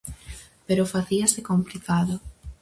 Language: Galician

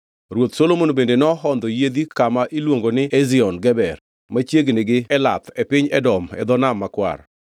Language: Luo (Kenya and Tanzania)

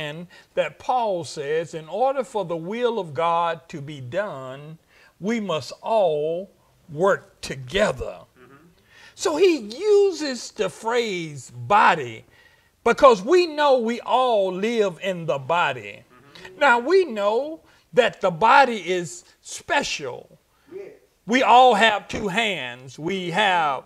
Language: English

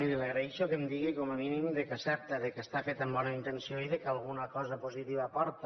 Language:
Catalan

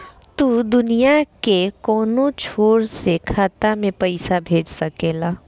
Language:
Bhojpuri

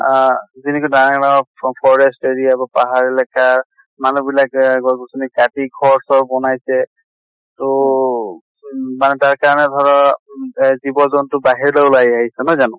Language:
Assamese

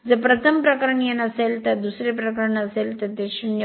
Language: Marathi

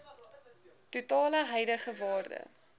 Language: Afrikaans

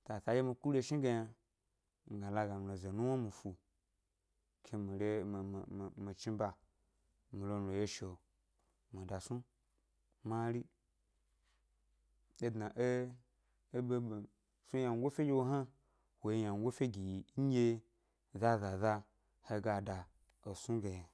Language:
Gbari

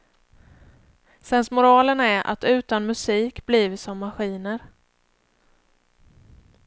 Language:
Swedish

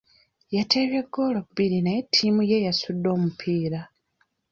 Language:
Ganda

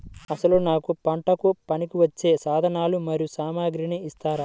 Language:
Telugu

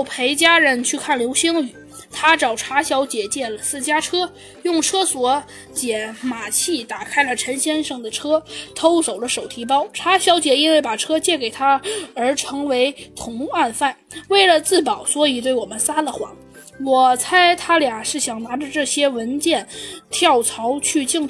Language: Chinese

